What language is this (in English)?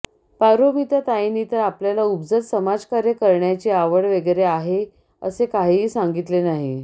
Marathi